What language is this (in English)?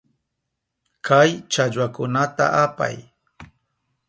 Southern Pastaza Quechua